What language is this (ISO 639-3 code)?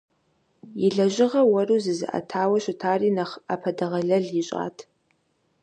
kbd